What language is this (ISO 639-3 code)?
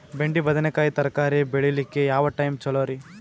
kan